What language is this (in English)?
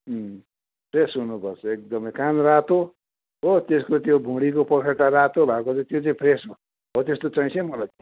Nepali